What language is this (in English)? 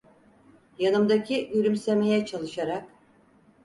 Turkish